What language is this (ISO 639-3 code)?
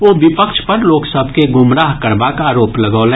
mai